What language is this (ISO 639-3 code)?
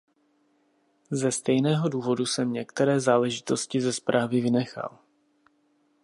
ces